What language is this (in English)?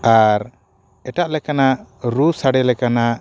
Santali